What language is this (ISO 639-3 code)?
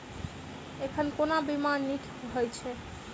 mai